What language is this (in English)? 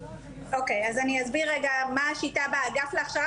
Hebrew